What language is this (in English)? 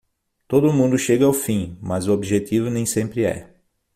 Portuguese